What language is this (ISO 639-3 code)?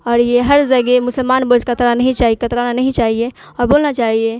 urd